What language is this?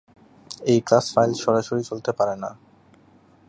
Bangla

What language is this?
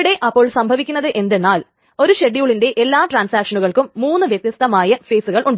Malayalam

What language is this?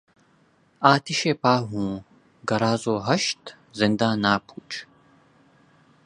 Urdu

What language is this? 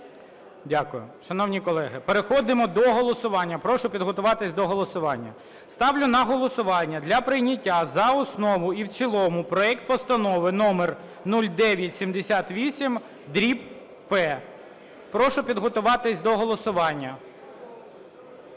Ukrainian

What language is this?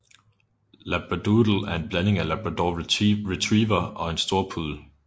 Danish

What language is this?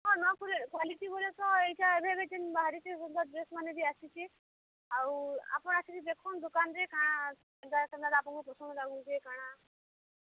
Odia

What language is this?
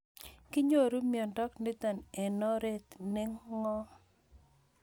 Kalenjin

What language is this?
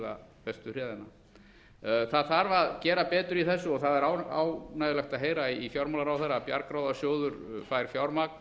Icelandic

